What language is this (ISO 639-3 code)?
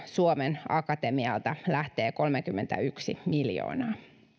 fin